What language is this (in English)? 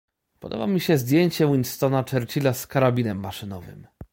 Polish